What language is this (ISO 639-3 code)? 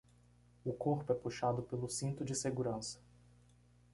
por